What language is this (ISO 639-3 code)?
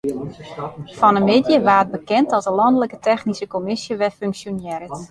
fry